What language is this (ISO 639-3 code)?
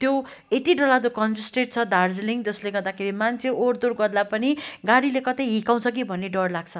nep